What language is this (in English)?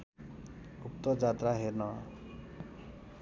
Nepali